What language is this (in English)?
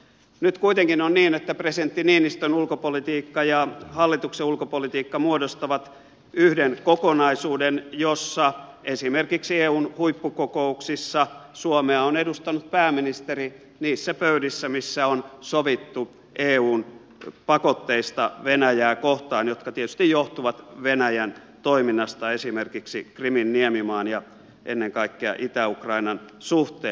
Finnish